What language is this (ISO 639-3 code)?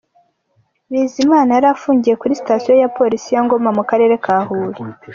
kin